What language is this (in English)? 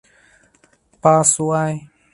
Chinese